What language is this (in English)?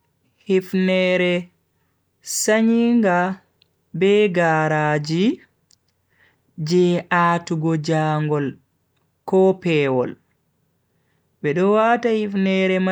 Bagirmi Fulfulde